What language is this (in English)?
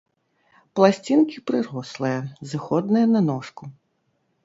Belarusian